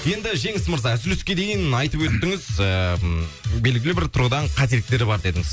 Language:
Kazakh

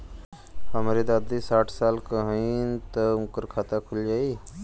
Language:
Bhojpuri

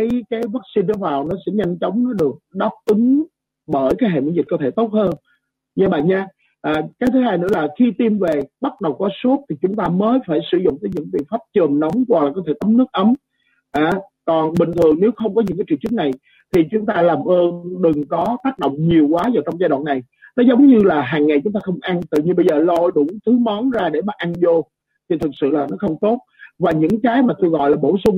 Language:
Vietnamese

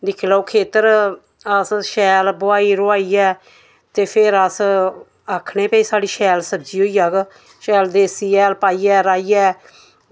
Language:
Dogri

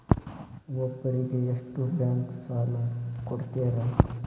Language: Kannada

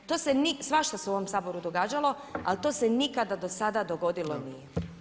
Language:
Croatian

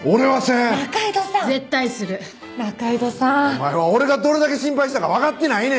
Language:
Japanese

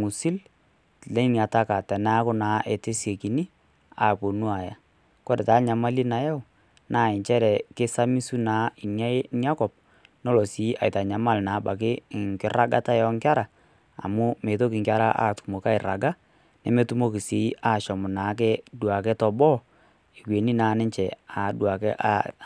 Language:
Masai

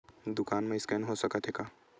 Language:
Chhattisgarhi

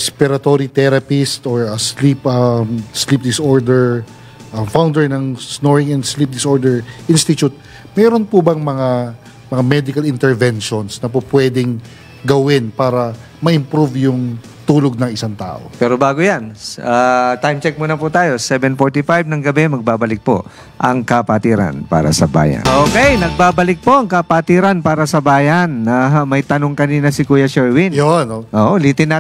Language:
Filipino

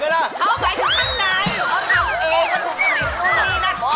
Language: Thai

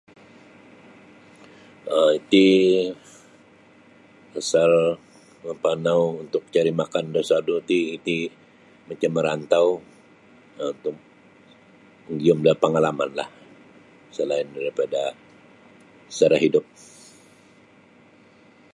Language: Sabah Bisaya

